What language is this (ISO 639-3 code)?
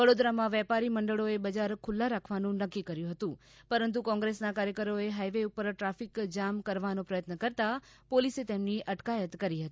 guj